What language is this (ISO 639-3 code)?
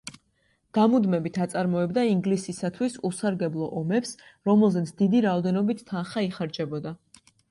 kat